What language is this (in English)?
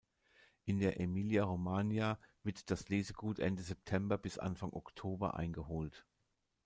German